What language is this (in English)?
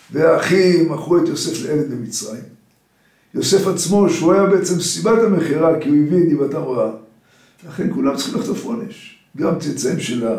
Hebrew